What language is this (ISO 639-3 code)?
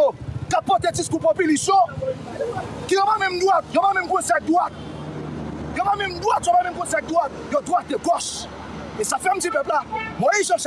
fra